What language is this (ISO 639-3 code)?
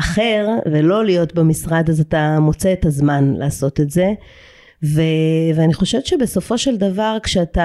heb